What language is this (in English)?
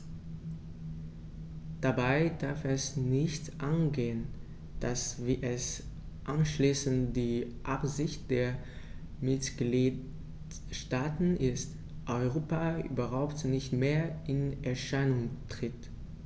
German